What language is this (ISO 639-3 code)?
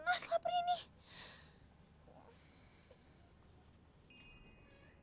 ind